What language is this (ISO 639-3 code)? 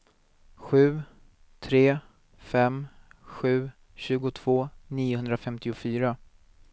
swe